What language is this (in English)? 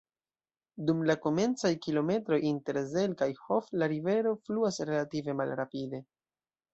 Esperanto